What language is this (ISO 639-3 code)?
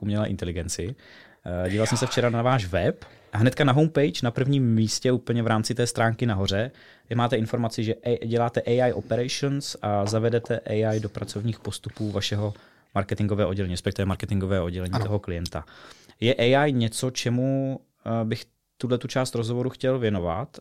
ces